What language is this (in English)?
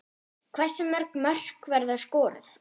Icelandic